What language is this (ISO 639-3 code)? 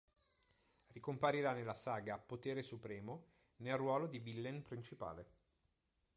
ita